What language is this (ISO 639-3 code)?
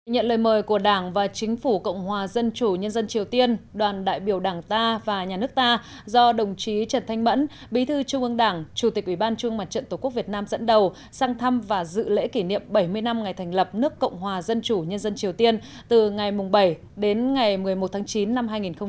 vie